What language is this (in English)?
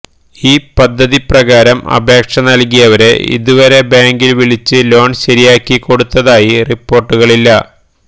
Malayalam